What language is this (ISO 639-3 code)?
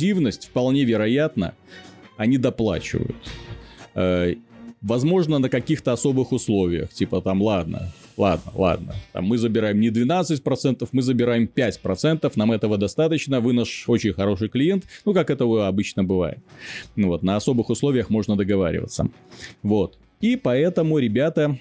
rus